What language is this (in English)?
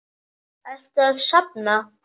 Icelandic